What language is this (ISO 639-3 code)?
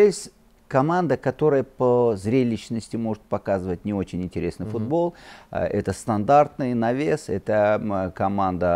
rus